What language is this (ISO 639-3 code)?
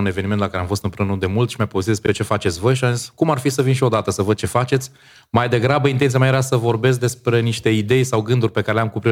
ron